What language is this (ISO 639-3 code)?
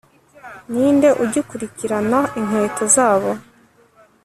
kin